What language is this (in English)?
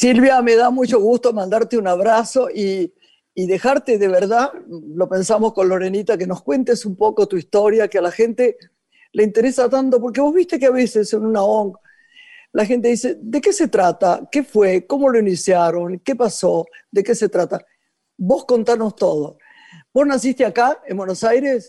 Spanish